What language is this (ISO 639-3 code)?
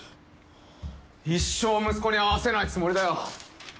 jpn